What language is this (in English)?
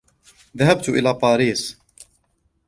Arabic